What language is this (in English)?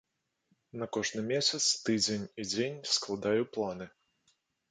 Belarusian